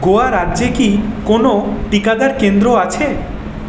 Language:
Bangla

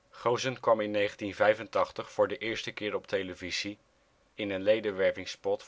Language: Dutch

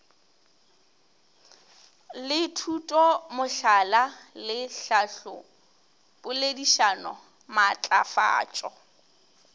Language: Northern Sotho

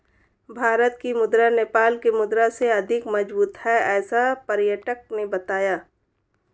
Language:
Hindi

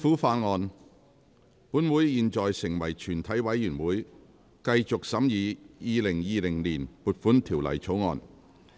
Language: Cantonese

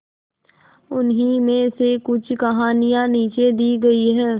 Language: Hindi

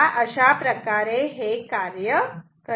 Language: Marathi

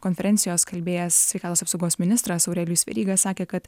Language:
Lithuanian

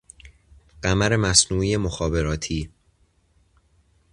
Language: Persian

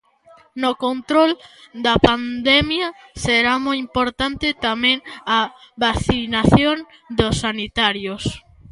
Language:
Galician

